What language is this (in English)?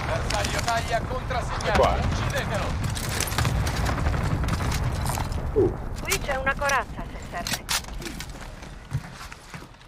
Italian